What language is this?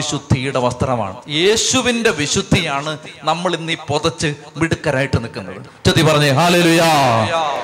Malayalam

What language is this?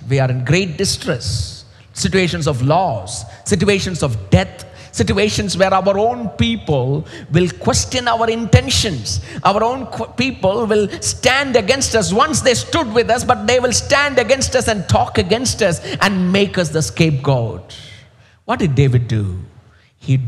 English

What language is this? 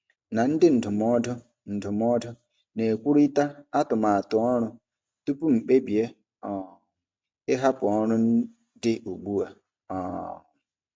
Igbo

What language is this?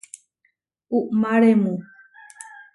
Huarijio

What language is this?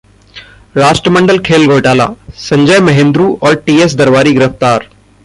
Hindi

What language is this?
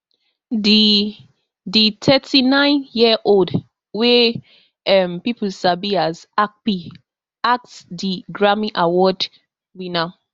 Nigerian Pidgin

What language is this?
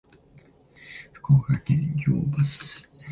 Japanese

